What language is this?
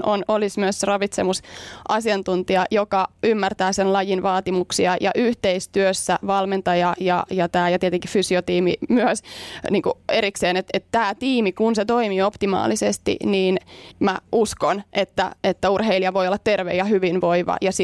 Finnish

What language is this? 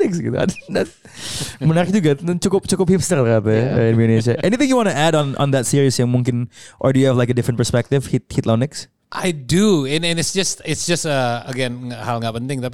Indonesian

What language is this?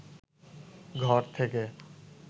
Bangla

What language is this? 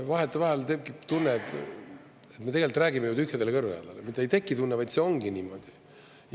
Estonian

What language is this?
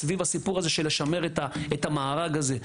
Hebrew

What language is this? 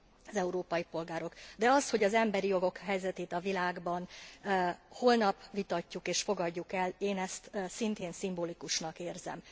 Hungarian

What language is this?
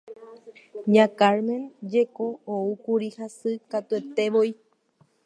Guarani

